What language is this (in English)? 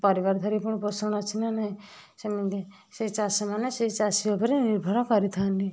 Odia